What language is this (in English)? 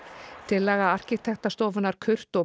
Icelandic